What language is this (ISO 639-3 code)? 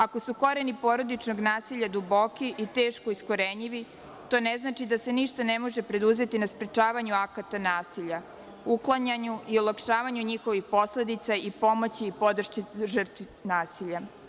srp